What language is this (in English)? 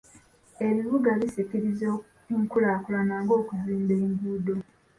Ganda